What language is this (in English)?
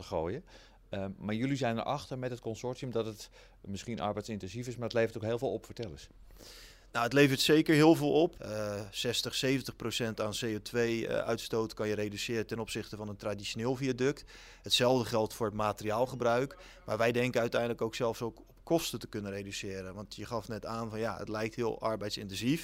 Dutch